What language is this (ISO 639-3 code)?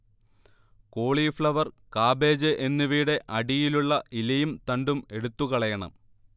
mal